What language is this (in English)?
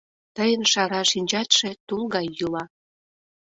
Mari